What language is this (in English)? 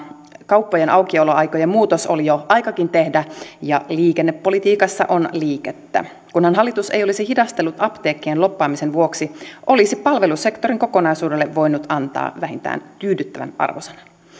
Finnish